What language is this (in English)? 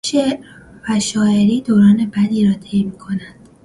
Persian